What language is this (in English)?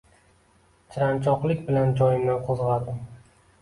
Uzbek